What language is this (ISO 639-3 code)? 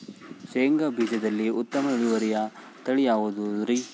kan